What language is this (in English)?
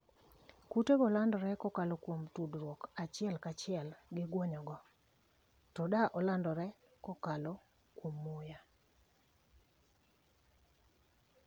Luo (Kenya and Tanzania)